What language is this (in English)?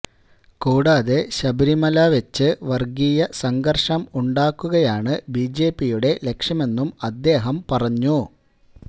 Malayalam